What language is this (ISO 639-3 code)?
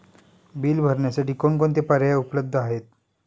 mar